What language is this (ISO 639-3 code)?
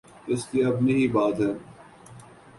urd